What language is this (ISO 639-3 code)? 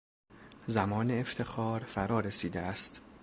fas